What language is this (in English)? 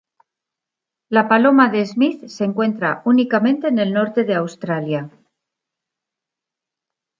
Spanish